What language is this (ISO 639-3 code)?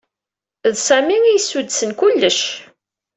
kab